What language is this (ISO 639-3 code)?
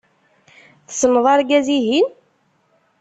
kab